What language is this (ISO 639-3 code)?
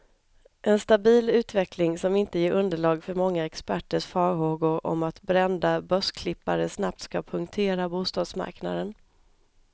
swe